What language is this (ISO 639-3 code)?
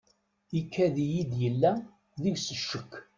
kab